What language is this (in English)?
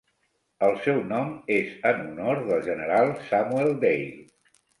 Catalan